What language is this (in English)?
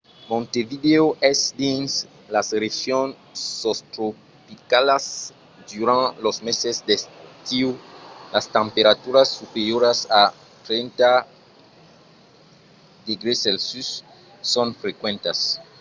Occitan